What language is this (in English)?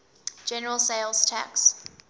English